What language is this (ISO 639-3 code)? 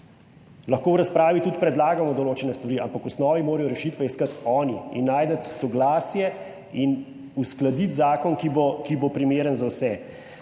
slv